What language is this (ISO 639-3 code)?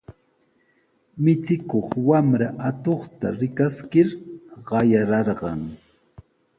qws